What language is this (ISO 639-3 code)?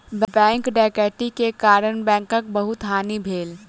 mai